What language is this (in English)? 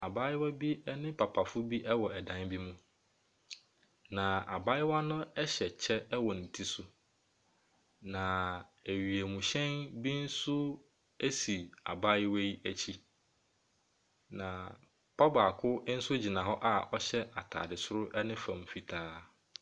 Akan